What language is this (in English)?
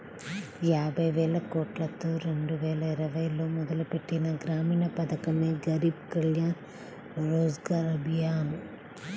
Telugu